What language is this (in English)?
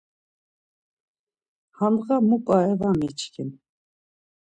Laz